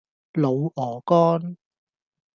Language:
Cantonese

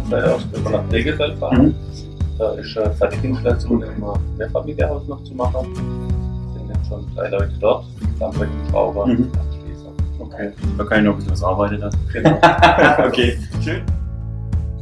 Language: German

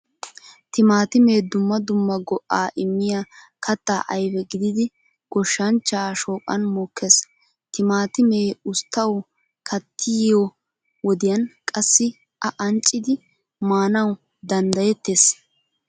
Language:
Wolaytta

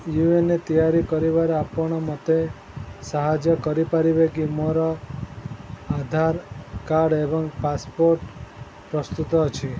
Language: Odia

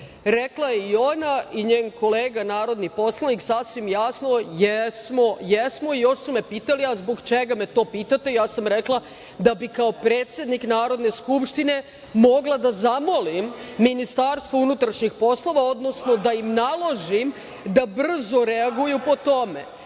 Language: Serbian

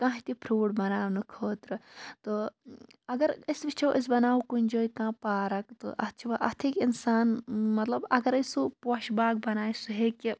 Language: Kashmiri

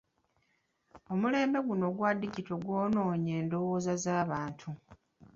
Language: Ganda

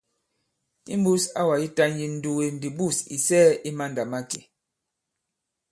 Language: Bankon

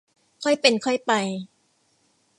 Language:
Thai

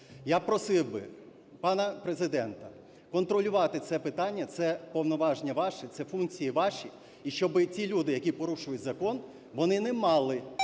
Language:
Ukrainian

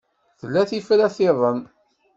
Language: Kabyle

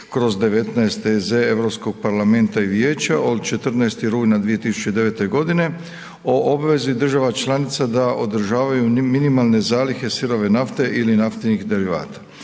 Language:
Croatian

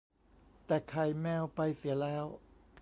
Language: Thai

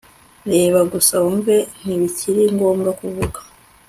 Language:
Kinyarwanda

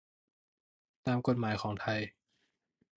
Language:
Thai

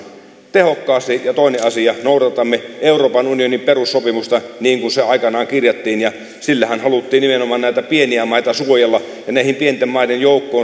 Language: Finnish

